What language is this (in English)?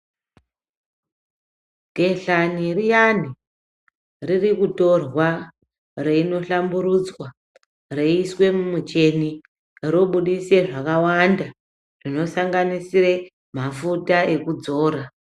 Ndau